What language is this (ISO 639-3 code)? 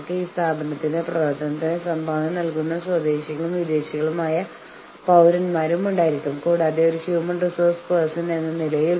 mal